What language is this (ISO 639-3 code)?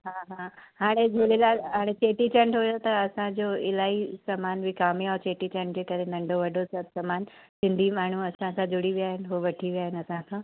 snd